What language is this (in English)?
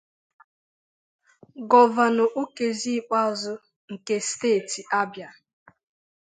Igbo